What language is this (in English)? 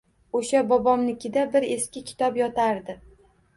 Uzbek